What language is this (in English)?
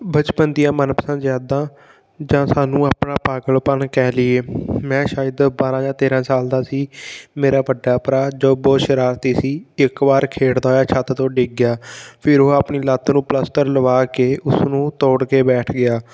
Punjabi